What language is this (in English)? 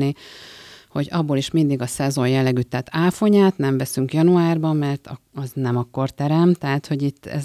Hungarian